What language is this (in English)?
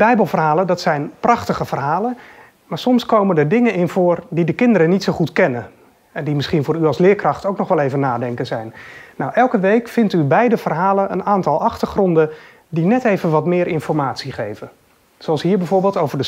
Dutch